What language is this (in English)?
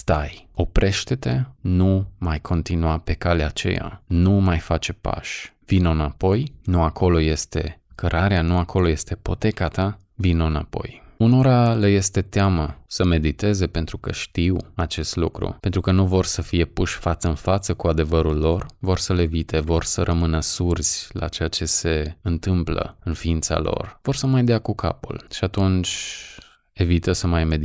Romanian